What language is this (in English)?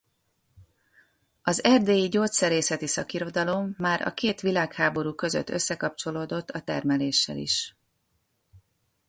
Hungarian